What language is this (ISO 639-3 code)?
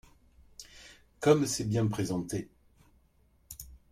fra